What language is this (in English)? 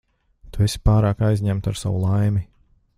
Latvian